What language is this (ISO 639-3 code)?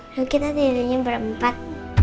ind